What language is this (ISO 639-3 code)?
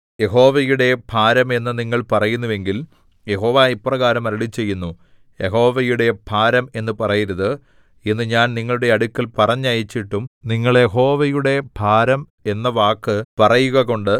mal